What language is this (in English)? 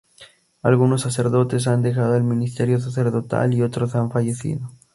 Spanish